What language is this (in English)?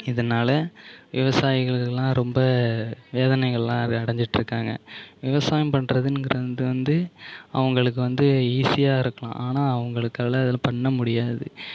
Tamil